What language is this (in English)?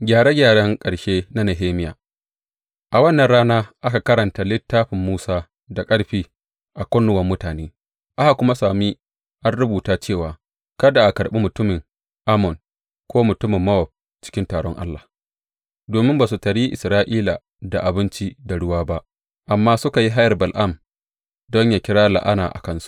Hausa